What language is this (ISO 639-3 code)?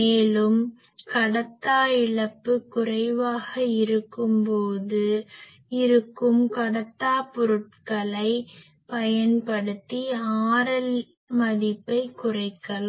tam